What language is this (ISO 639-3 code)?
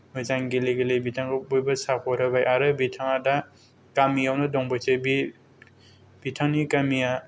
brx